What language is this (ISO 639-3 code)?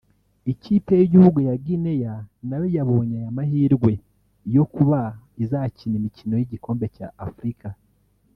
kin